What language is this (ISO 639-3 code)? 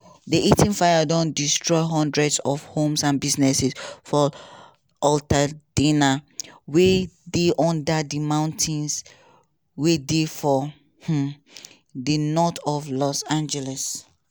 pcm